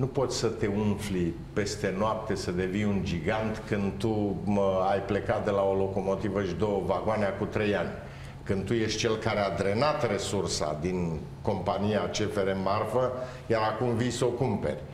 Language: Romanian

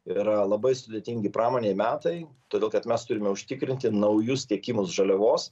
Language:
Lithuanian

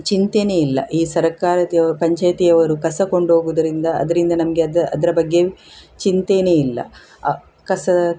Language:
Kannada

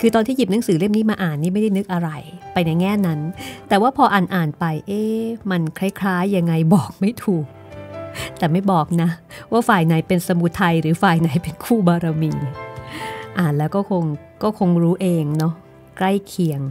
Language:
Thai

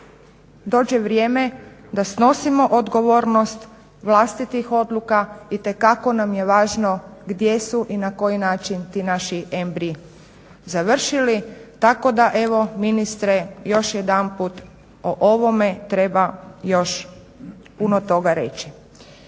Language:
Croatian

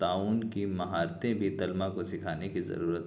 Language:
Urdu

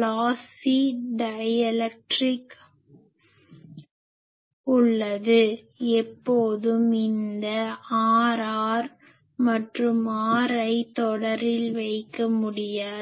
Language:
Tamil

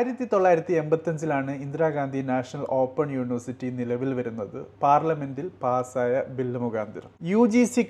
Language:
Malayalam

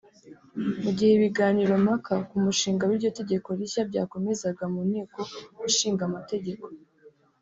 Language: Kinyarwanda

